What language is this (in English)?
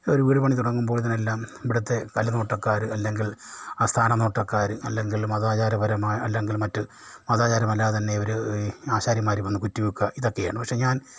Malayalam